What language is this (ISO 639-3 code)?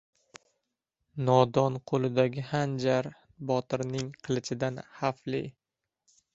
uzb